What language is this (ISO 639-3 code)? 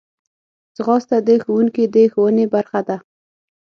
pus